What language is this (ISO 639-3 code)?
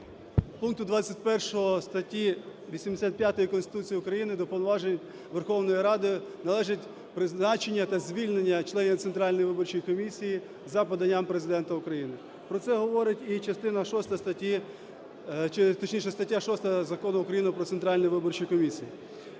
ukr